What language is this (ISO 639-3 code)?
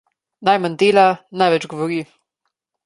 slv